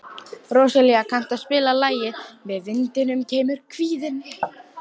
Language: Icelandic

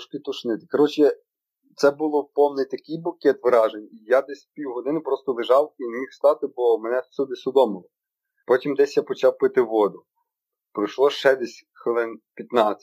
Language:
Ukrainian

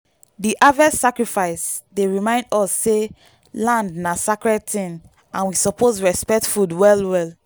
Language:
Nigerian Pidgin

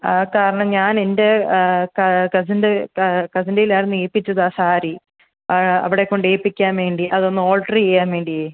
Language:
Malayalam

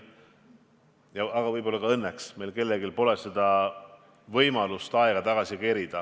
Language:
Estonian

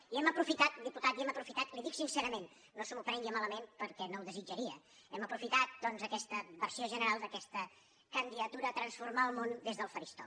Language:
Catalan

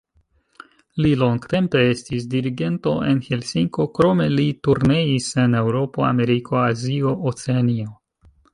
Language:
Esperanto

